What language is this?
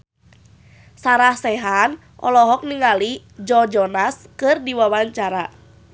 Sundanese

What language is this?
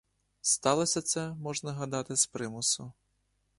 Ukrainian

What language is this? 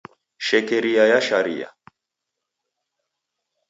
Taita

